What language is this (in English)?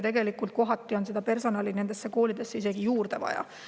Estonian